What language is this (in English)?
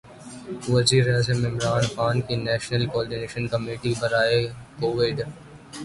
Urdu